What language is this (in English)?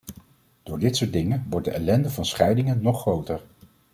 Dutch